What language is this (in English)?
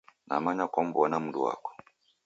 Taita